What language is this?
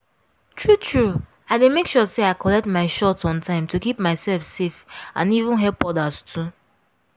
Nigerian Pidgin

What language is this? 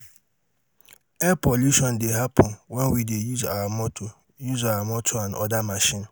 Nigerian Pidgin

